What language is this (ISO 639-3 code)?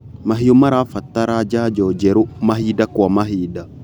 kik